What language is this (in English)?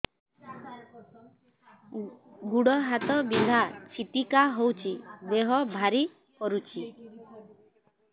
Odia